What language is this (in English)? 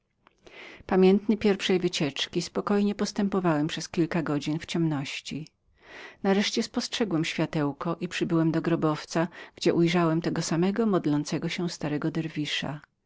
Polish